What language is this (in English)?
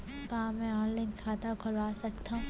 Chhattisgarhi